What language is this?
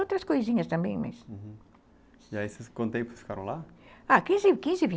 Portuguese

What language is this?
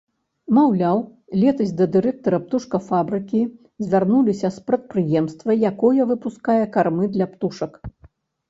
Belarusian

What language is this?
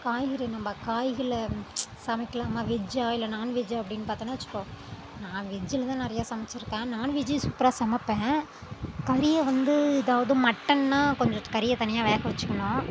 Tamil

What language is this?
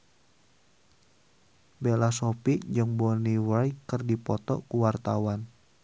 Sundanese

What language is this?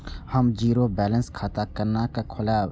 Maithili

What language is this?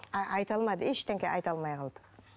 Kazakh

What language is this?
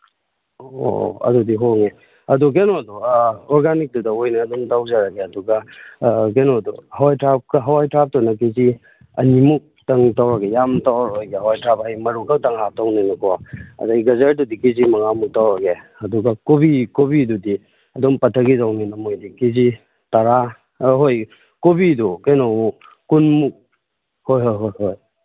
Manipuri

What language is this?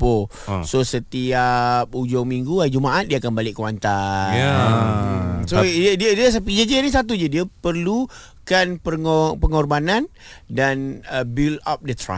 Malay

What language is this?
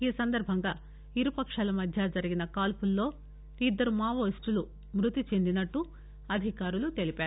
Telugu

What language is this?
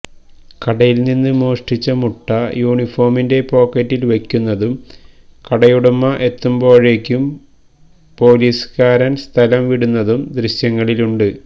Malayalam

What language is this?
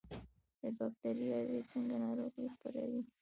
Pashto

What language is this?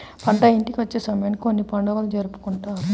Telugu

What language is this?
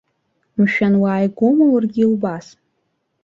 Abkhazian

